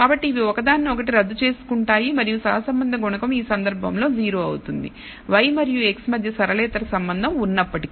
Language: Telugu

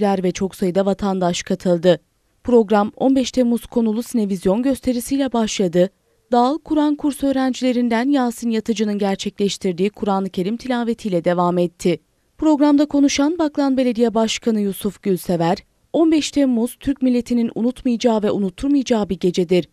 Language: Turkish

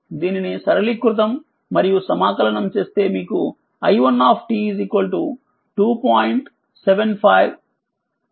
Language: Telugu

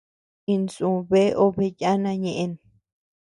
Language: Tepeuxila Cuicatec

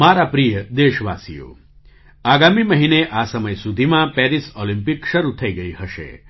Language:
Gujarati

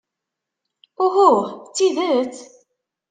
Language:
Kabyle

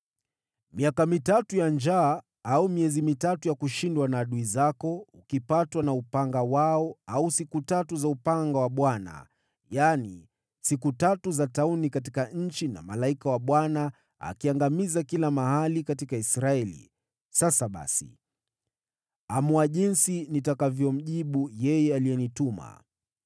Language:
Swahili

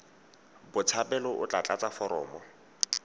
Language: Tswana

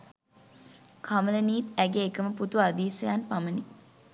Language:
Sinhala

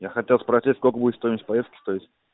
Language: Russian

